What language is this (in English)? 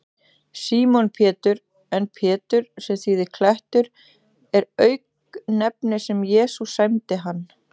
Icelandic